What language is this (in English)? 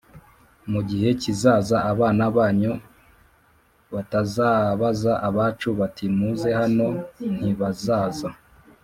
Kinyarwanda